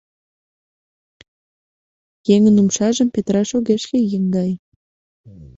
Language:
Mari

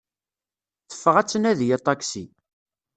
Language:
Kabyle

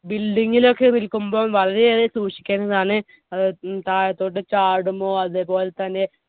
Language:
Malayalam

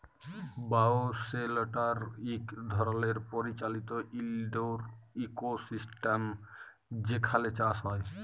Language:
Bangla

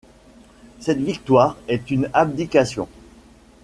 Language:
French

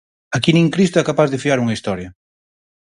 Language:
Galician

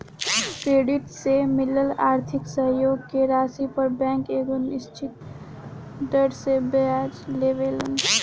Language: Bhojpuri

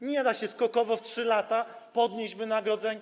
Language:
Polish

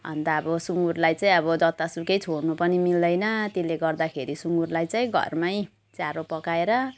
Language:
Nepali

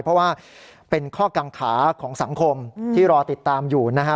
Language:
Thai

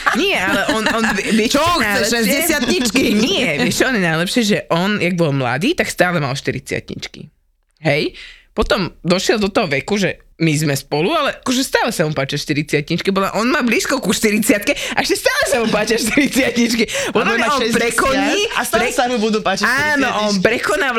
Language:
Slovak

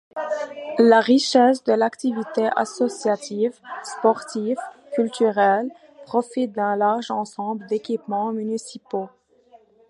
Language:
French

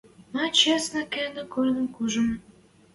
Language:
Western Mari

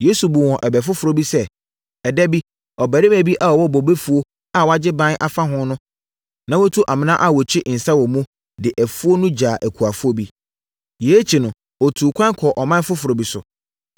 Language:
Akan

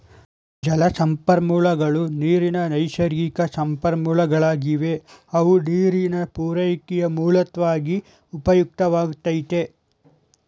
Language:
Kannada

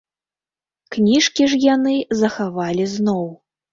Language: Belarusian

